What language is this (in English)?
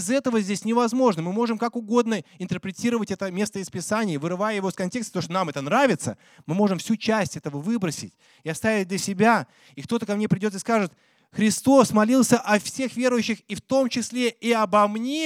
Russian